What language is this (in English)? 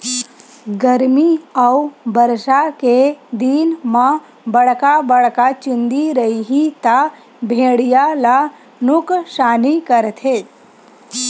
Chhattisgarhi